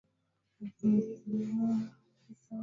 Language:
Swahili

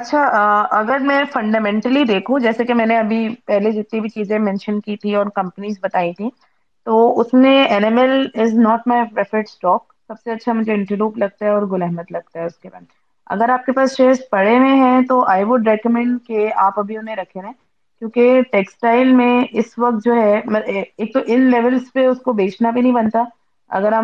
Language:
Urdu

